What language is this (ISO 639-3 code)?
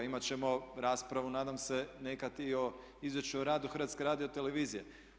hrv